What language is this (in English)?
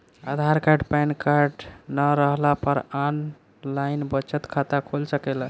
Bhojpuri